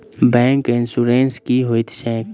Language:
Maithili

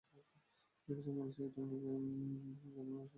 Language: Bangla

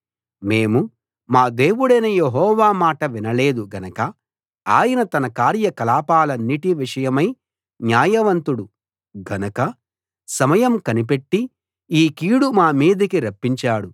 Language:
Telugu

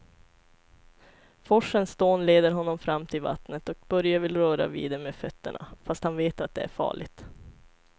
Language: Swedish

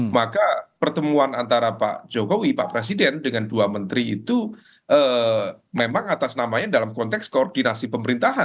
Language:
Indonesian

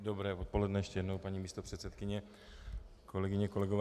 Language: Czech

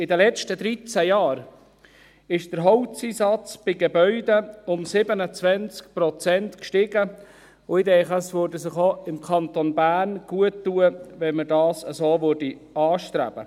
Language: Swiss German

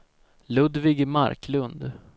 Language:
Swedish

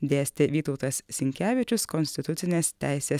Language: Lithuanian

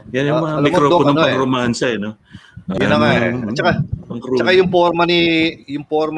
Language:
Filipino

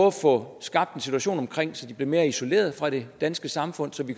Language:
Danish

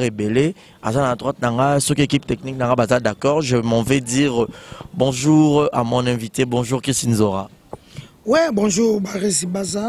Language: French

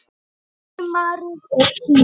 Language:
Icelandic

